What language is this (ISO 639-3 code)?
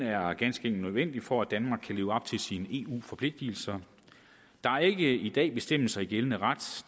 dan